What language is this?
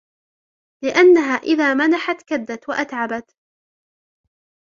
Arabic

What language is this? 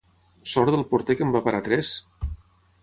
Catalan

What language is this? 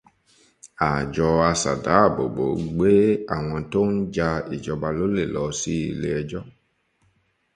Yoruba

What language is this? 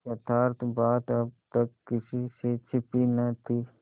Hindi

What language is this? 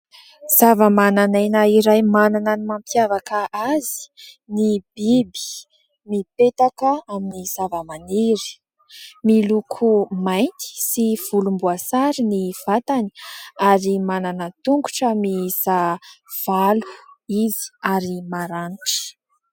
Malagasy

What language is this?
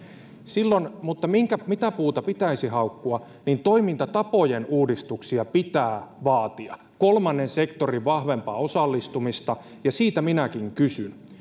Finnish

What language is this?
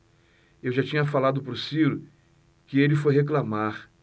Portuguese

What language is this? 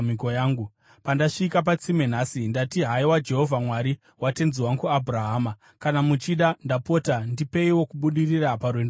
Shona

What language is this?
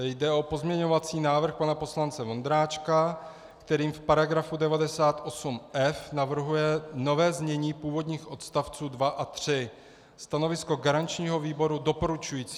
Czech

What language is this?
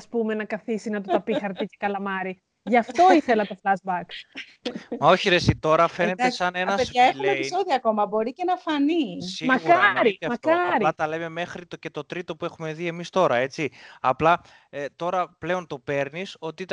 Greek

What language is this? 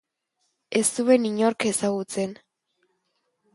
Basque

